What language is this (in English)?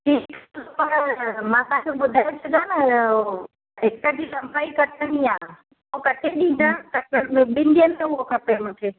Sindhi